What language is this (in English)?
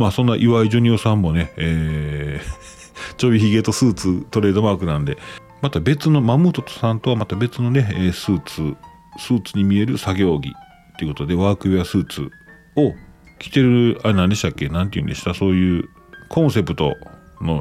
Japanese